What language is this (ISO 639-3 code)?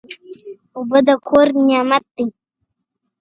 pus